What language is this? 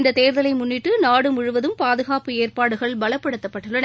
Tamil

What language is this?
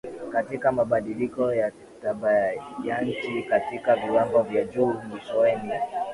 Swahili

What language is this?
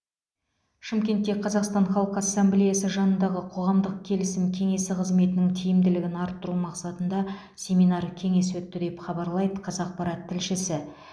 Kazakh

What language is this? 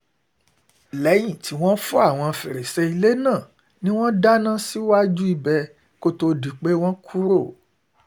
Yoruba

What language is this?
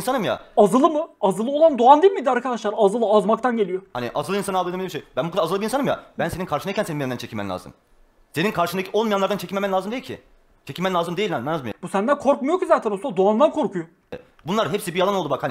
Turkish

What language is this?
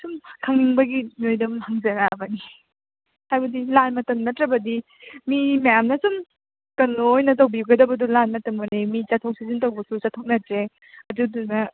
Manipuri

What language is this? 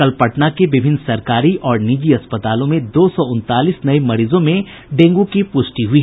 Hindi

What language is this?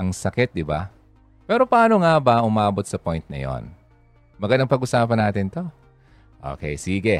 Filipino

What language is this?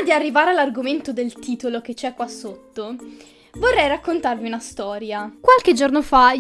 Italian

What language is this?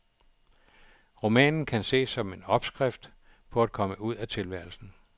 Danish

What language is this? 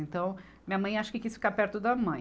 Portuguese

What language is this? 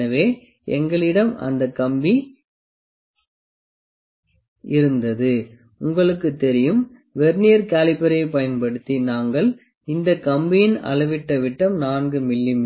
Tamil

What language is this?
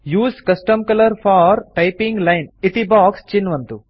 Sanskrit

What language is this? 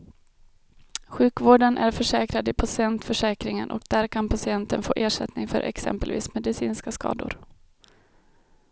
Swedish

